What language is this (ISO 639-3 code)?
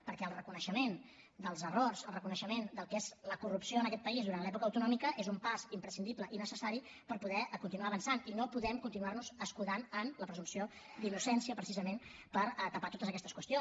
cat